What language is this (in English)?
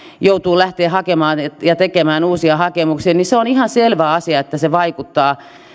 Finnish